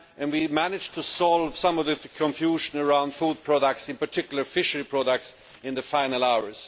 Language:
English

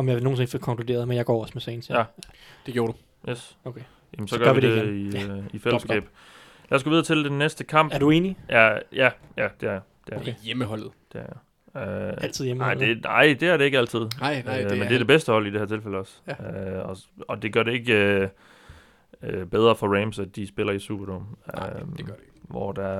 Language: Danish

